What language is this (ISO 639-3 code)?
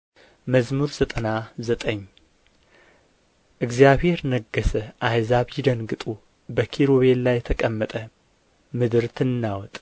amh